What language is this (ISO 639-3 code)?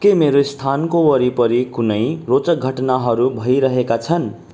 nep